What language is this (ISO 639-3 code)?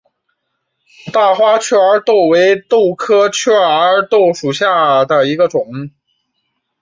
zho